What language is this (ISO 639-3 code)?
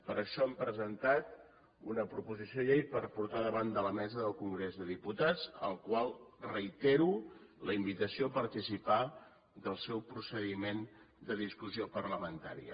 cat